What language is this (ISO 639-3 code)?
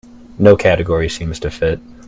eng